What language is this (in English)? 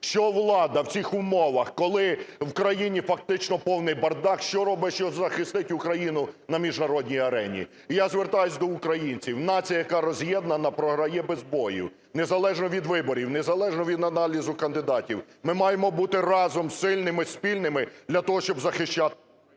Ukrainian